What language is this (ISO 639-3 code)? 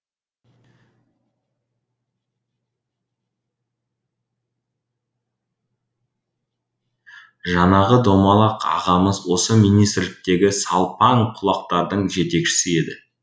kaz